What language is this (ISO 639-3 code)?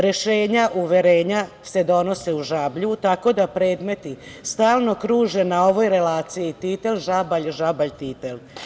srp